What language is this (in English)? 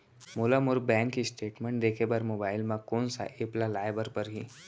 Chhattisgarhi